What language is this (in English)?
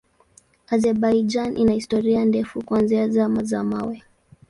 Swahili